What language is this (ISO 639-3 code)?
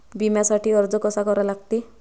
mar